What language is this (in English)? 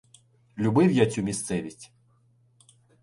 Ukrainian